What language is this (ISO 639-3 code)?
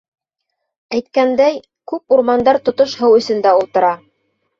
bak